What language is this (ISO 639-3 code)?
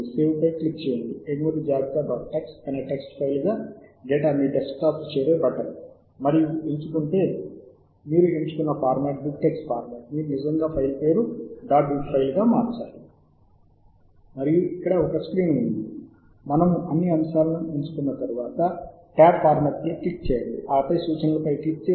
tel